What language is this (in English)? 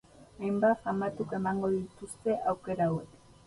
Basque